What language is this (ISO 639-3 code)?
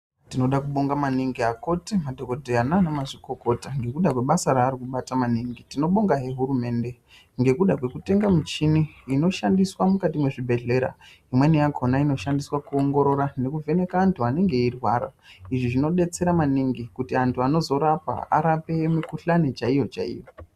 ndc